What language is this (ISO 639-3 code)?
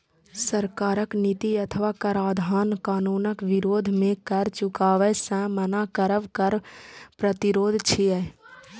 mai